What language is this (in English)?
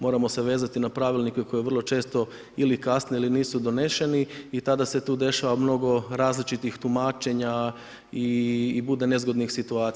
Croatian